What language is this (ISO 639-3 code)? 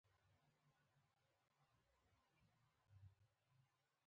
pus